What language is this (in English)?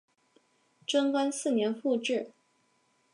Chinese